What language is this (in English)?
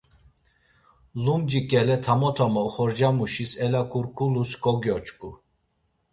Laz